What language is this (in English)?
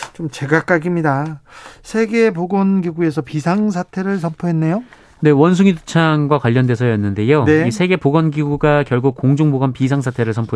Korean